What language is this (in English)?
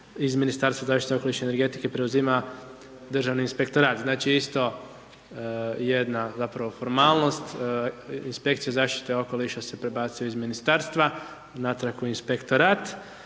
Croatian